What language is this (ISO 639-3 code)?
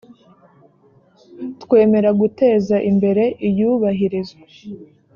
kin